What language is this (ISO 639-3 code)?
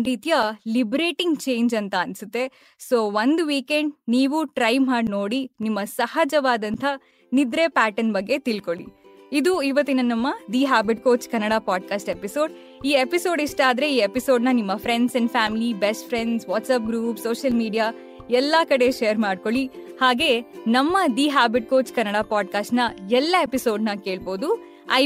kan